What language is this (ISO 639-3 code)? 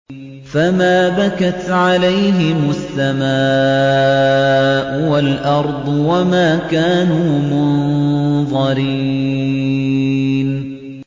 ara